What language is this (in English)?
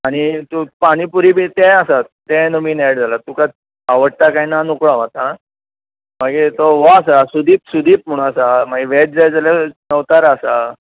Konkani